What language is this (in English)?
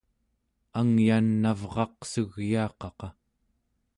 Central Yupik